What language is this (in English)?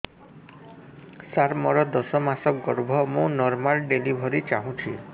Odia